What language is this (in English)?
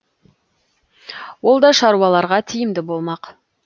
Kazakh